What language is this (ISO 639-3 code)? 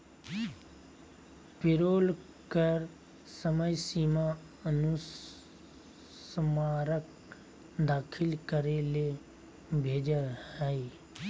mag